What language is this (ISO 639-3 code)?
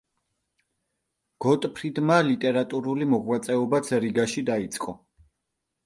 kat